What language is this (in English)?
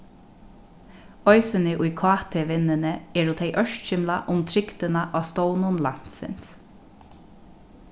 Faroese